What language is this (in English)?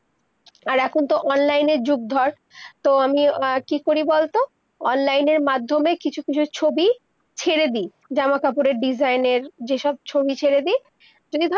Bangla